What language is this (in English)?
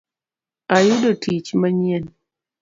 Luo (Kenya and Tanzania)